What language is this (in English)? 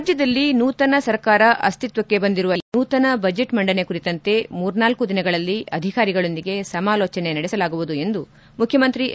Kannada